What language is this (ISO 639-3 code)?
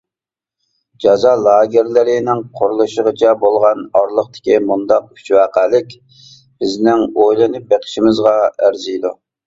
uig